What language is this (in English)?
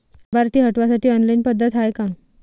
Marathi